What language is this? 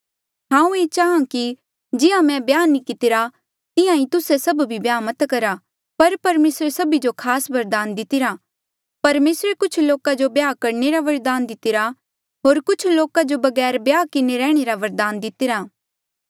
Mandeali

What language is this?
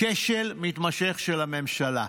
Hebrew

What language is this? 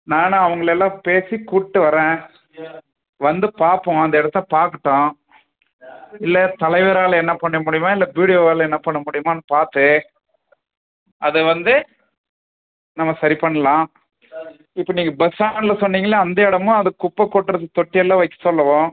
Tamil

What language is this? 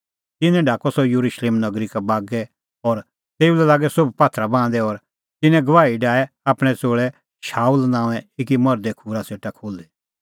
Kullu Pahari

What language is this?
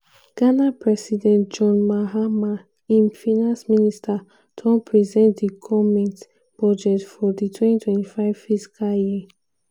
Nigerian Pidgin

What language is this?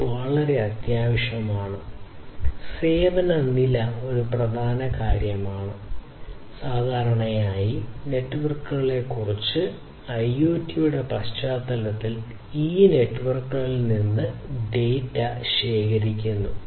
Malayalam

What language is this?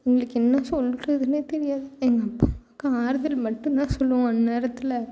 Tamil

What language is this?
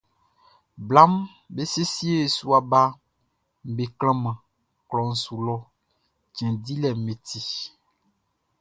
Baoulé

